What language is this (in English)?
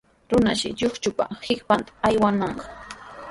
Sihuas Ancash Quechua